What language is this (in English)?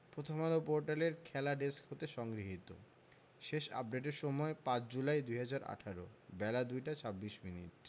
Bangla